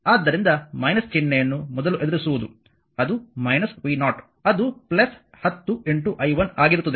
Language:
Kannada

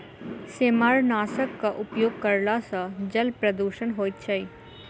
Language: Maithili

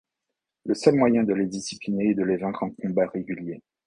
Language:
French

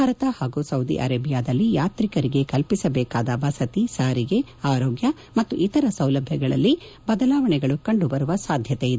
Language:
Kannada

